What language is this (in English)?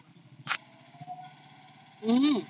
Marathi